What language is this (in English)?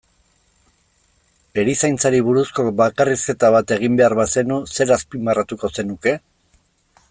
Basque